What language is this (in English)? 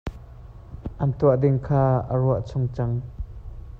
Hakha Chin